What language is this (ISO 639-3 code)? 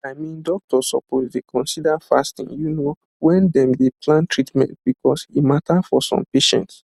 pcm